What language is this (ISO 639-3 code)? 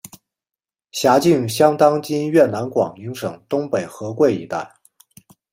zho